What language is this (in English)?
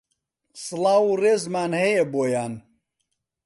Central Kurdish